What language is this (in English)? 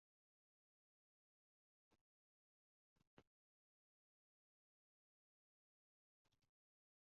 Esperanto